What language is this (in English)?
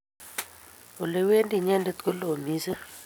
Kalenjin